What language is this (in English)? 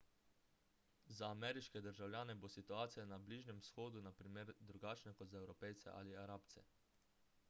Slovenian